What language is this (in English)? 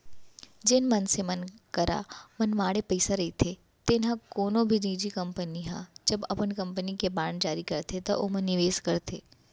Chhattisgarhi